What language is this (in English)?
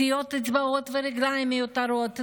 Hebrew